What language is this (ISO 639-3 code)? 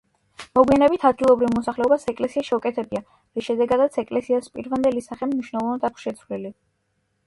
kat